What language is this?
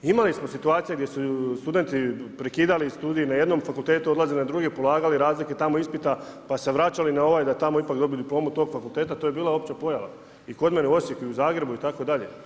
Croatian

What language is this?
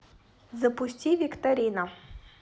Russian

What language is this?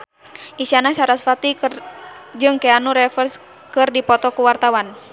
Sundanese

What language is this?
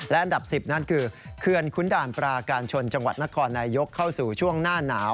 Thai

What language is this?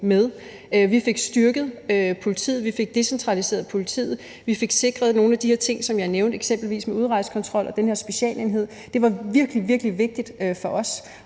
Danish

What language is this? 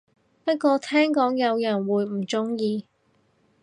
Cantonese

